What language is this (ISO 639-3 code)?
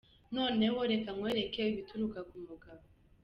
kin